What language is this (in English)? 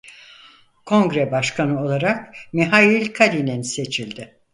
Turkish